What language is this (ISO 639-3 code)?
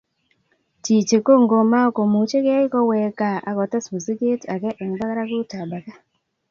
kln